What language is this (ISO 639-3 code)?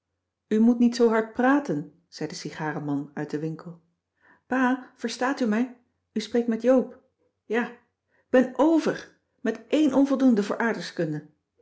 nld